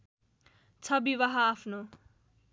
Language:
Nepali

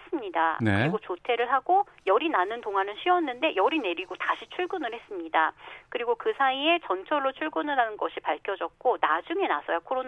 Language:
Korean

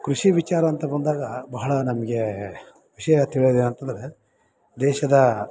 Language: Kannada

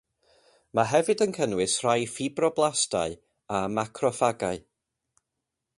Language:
Welsh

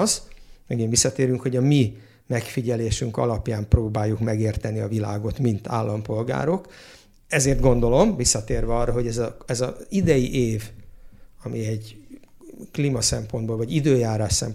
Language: Hungarian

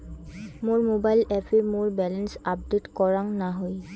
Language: Bangla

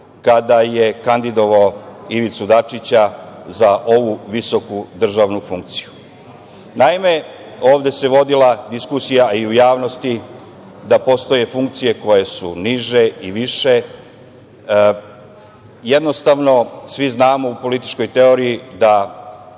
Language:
Serbian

